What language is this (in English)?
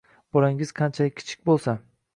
Uzbek